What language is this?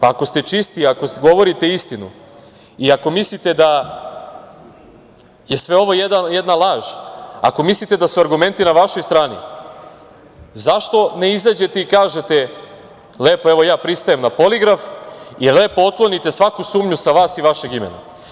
Serbian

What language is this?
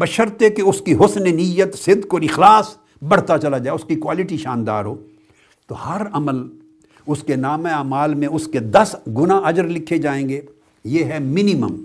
Urdu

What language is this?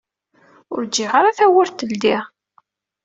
Kabyle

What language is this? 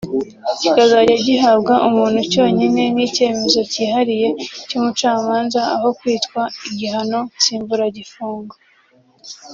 Kinyarwanda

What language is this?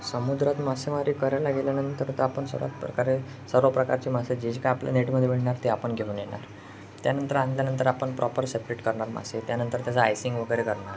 Marathi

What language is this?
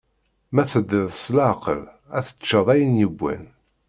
Kabyle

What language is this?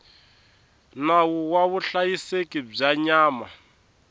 Tsonga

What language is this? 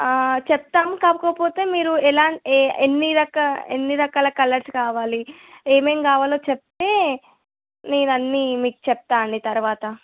Telugu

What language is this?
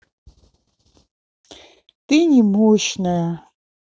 Russian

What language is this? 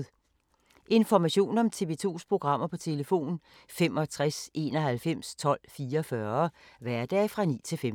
Danish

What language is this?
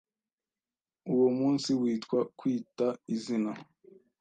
Kinyarwanda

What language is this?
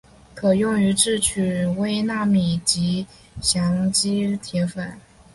Chinese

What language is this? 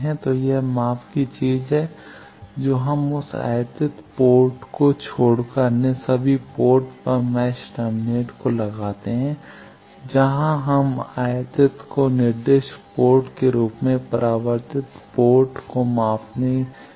Hindi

